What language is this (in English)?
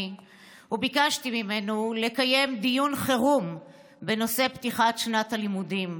Hebrew